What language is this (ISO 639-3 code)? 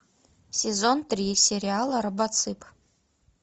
rus